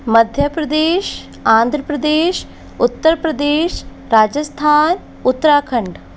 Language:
Hindi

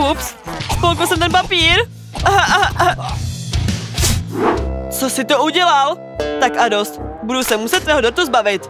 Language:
Czech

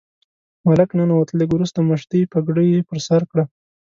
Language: Pashto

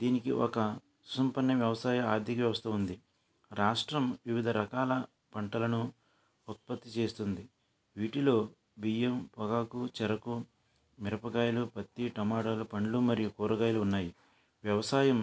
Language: Telugu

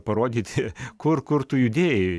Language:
Lithuanian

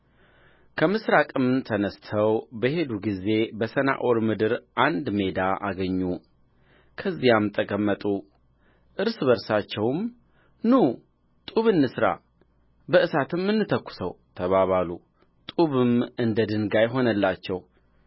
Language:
Amharic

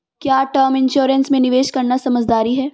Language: Hindi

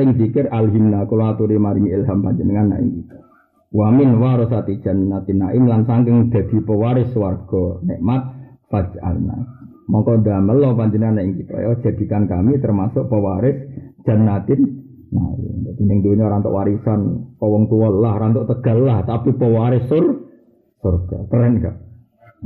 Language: Malay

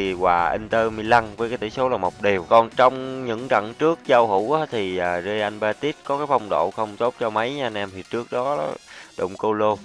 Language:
Vietnamese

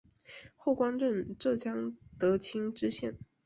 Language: Chinese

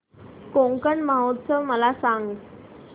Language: Marathi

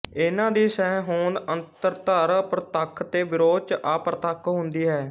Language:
Punjabi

